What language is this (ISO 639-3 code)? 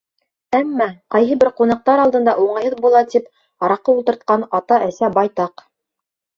bak